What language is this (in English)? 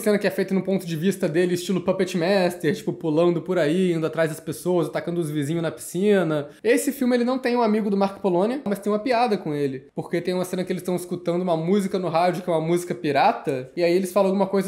Portuguese